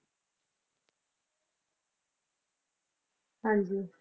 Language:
Punjabi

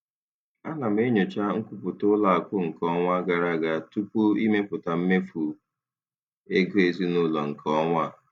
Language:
Igbo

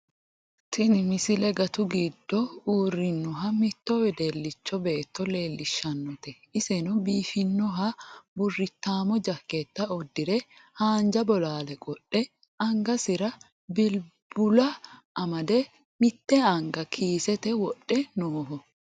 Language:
Sidamo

